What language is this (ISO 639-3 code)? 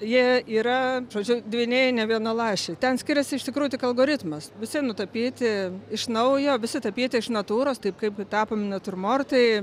lit